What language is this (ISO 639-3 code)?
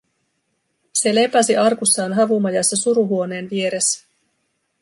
fin